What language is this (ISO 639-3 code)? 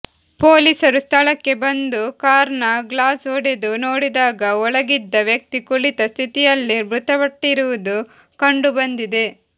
kan